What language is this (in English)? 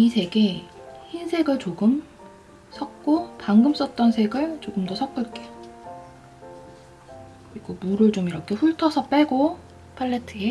Korean